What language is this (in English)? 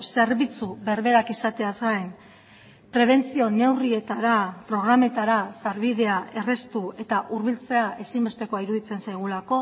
Basque